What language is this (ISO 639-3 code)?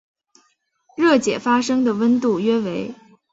zho